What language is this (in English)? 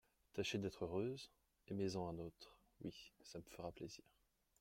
French